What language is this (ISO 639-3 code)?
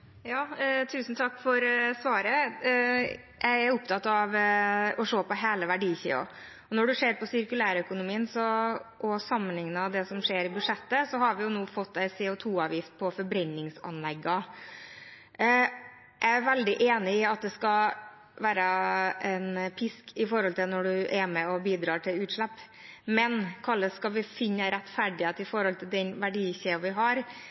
nor